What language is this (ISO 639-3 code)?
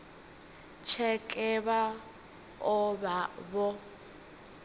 ven